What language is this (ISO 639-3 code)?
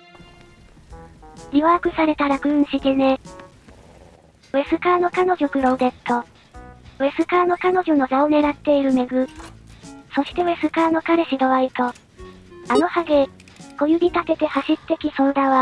jpn